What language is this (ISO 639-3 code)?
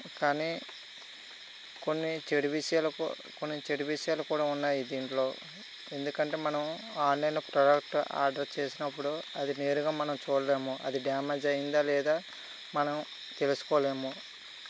tel